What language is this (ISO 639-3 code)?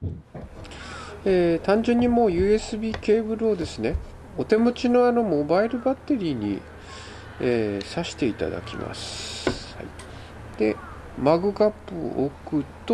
jpn